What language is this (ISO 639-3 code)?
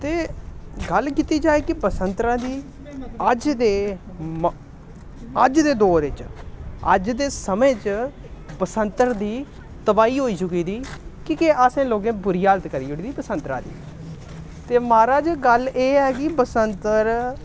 doi